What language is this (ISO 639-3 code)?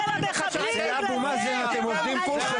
heb